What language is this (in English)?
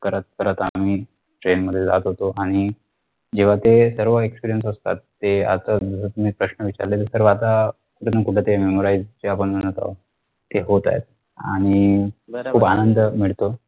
Marathi